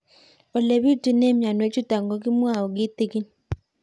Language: Kalenjin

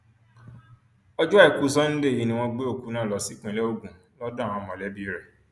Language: Yoruba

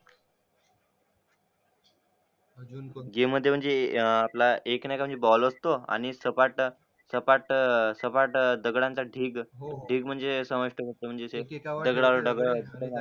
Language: Marathi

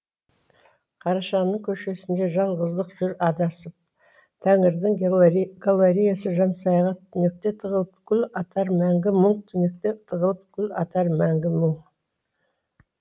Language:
Kazakh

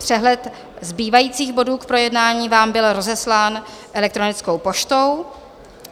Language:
Czech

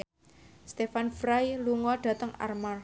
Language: Javanese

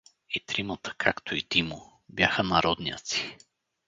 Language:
Bulgarian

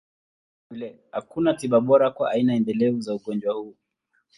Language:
Swahili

